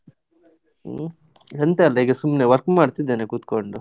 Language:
Kannada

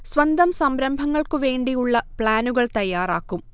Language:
Malayalam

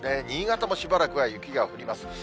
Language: Japanese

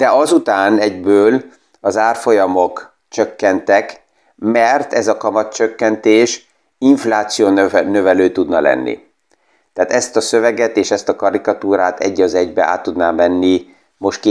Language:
Hungarian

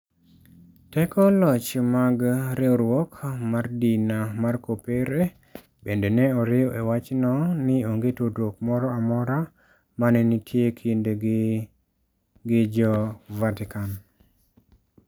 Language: Luo (Kenya and Tanzania)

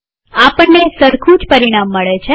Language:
Gujarati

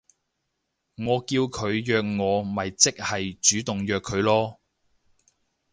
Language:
Cantonese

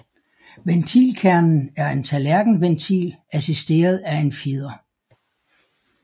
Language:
Danish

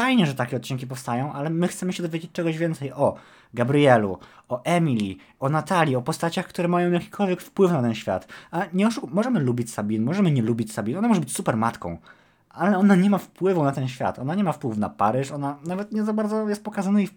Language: Polish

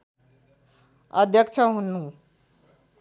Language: Nepali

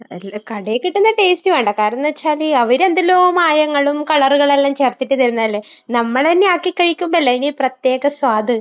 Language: Malayalam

